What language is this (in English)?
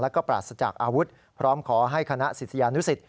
Thai